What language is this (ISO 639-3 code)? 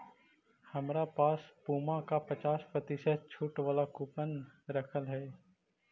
mag